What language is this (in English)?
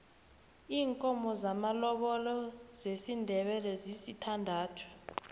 South Ndebele